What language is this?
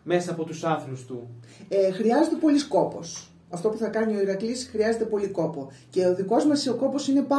Greek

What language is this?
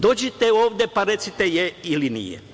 Serbian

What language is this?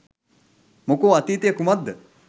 Sinhala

